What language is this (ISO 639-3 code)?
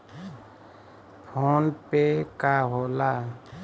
bho